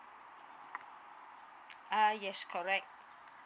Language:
English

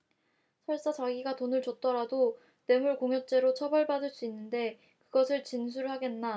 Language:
Korean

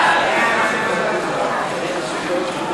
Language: Hebrew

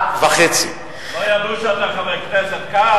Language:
Hebrew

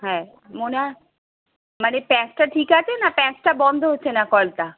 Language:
Bangla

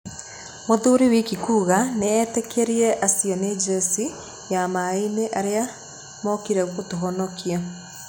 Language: Kikuyu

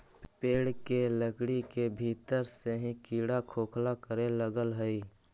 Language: Magahi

